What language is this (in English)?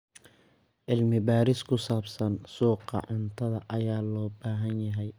Somali